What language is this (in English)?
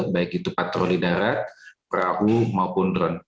Indonesian